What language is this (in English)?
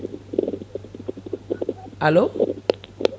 Fula